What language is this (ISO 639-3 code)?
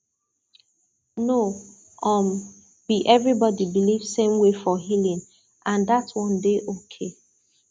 pcm